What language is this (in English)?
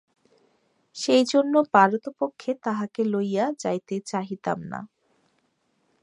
Bangla